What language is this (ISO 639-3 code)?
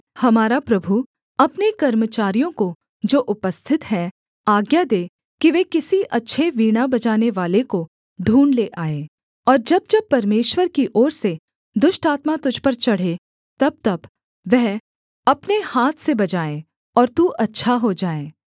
hin